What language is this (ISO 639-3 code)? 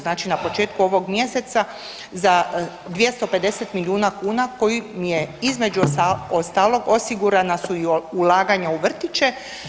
hrv